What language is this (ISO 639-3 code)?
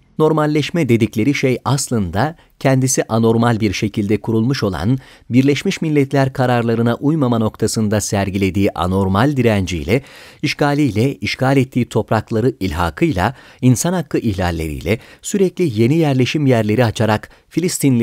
tur